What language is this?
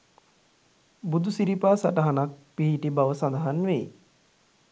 Sinhala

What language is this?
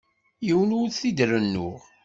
Kabyle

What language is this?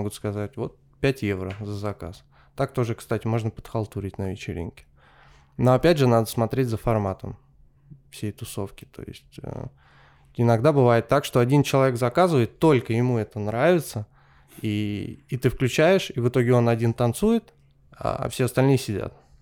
Russian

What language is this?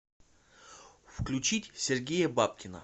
Russian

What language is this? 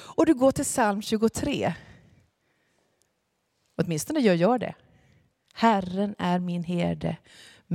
Swedish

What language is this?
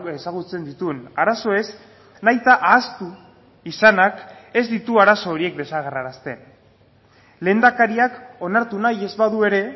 Basque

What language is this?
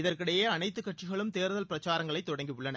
Tamil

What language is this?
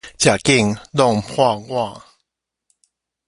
Min Nan Chinese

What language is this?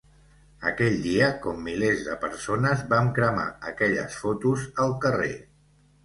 Catalan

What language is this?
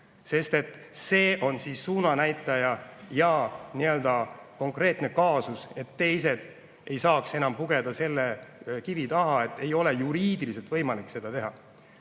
Estonian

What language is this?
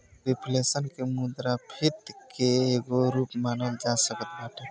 Bhojpuri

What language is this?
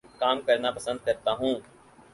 Urdu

